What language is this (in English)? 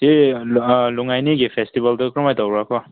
Manipuri